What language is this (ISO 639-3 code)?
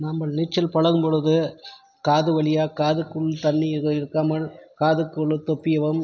tam